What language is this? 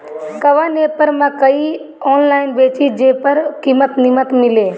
Bhojpuri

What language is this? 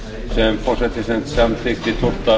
Icelandic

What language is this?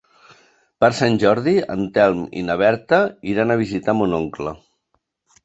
Catalan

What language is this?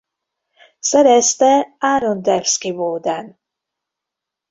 Hungarian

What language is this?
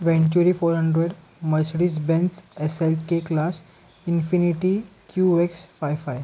Marathi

